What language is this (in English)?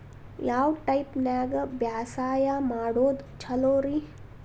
Kannada